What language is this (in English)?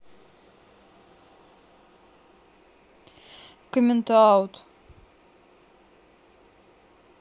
Russian